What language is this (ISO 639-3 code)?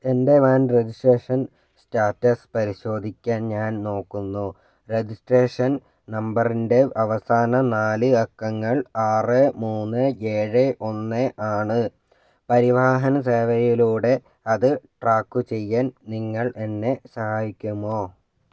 mal